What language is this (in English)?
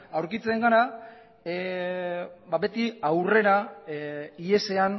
Basque